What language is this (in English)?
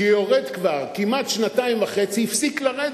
Hebrew